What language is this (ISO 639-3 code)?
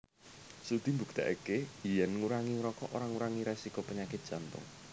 jav